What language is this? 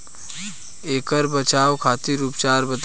Bhojpuri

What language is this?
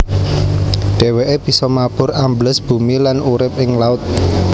Javanese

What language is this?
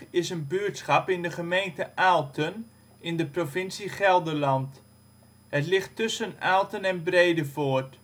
Dutch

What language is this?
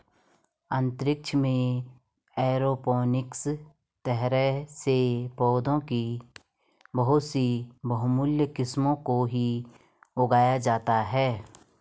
Hindi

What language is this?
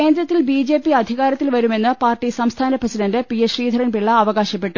Malayalam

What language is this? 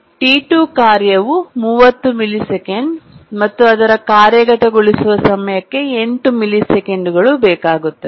Kannada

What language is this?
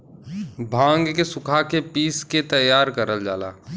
Bhojpuri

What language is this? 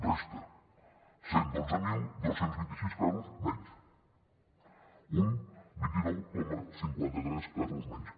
Catalan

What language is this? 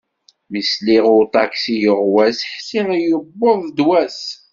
Kabyle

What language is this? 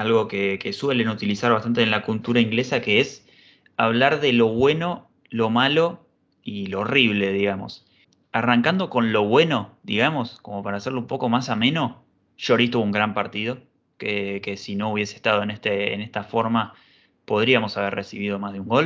Spanish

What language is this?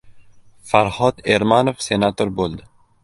Uzbek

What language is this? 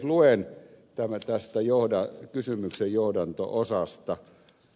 Finnish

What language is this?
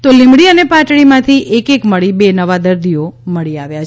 Gujarati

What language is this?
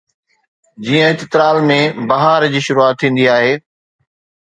Sindhi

